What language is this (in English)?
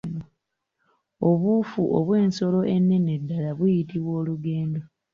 Ganda